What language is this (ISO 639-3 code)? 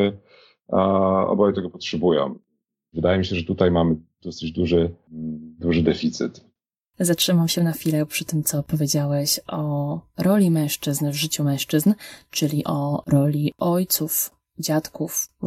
pol